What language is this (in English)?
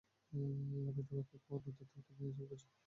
Bangla